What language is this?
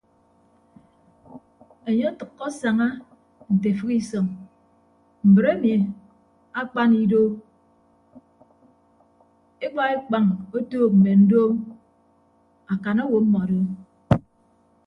Ibibio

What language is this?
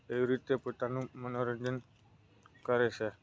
Gujarati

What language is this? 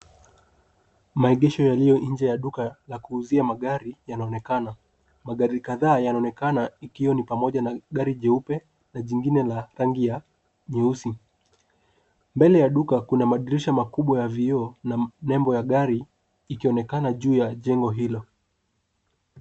Swahili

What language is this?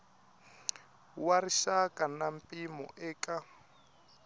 Tsonga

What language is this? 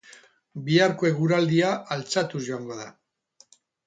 Basque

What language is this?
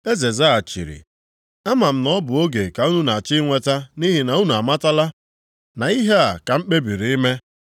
Igbo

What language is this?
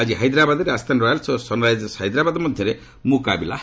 Odia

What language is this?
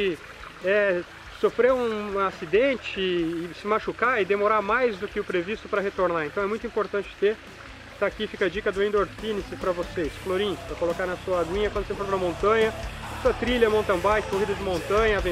Portuguese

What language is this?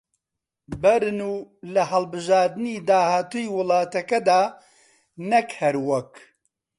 Central Kurdish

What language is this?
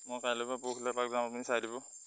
Assamese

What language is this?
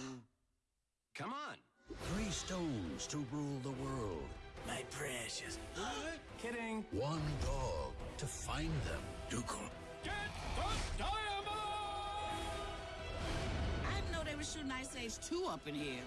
English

